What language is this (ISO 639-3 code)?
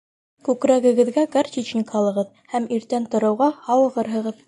bak